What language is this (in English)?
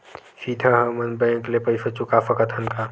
Chhattisgarhi